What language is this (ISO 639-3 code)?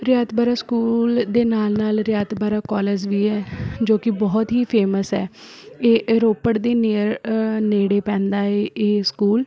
pan